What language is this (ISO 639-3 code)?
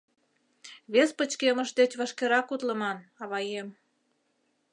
chm